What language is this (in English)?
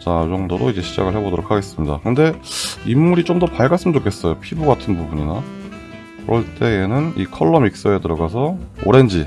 Korean